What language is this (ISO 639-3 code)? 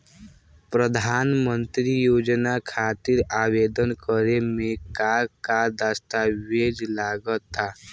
bho